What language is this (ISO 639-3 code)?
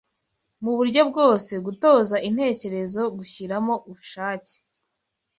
kin